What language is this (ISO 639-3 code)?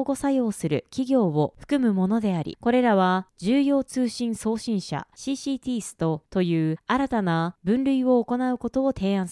jpn